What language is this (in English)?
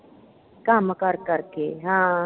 Punjabi